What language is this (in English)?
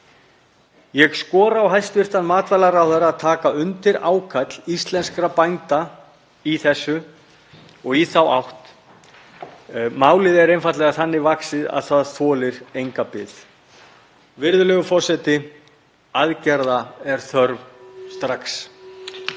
Icelandic